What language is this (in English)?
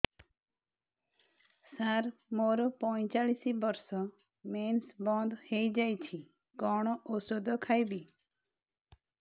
Odia